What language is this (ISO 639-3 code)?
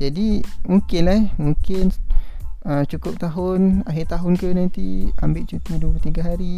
msa